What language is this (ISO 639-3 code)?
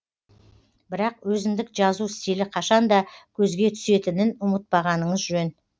kaz